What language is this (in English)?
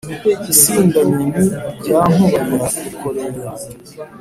Kinyarwanda